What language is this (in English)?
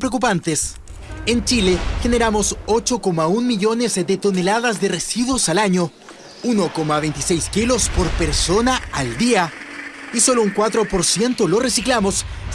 Spanish